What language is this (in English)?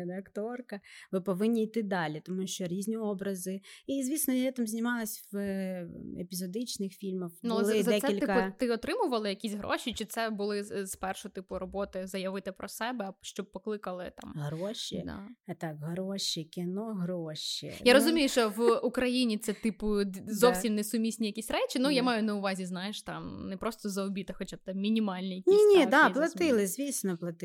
Ukrainian